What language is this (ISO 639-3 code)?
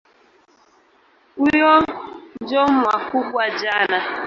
swa